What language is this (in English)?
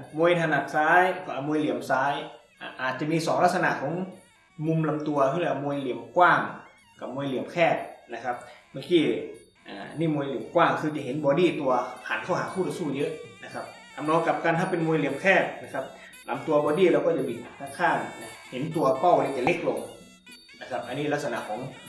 Thai